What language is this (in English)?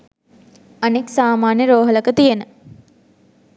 Sinhala